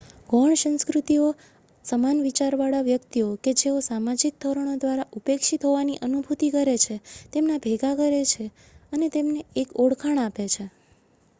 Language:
Gujarati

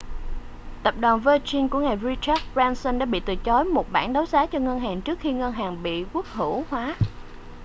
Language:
Vietnamese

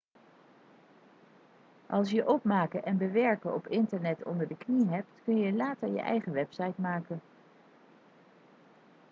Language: Dutch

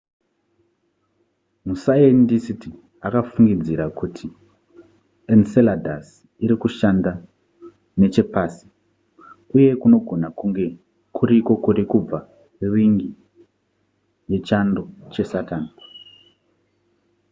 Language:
Shona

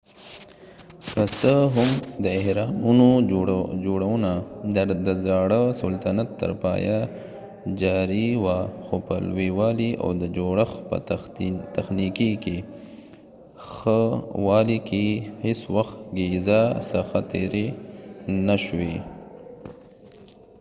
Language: Pashto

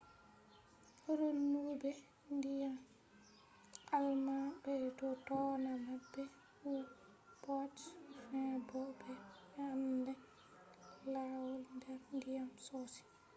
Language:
Fula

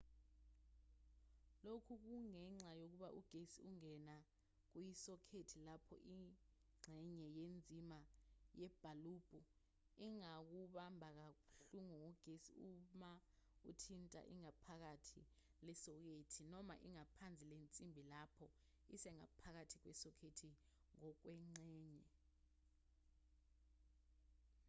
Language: Zulu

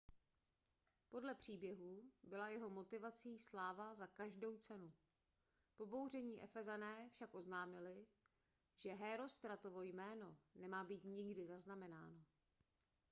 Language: Czech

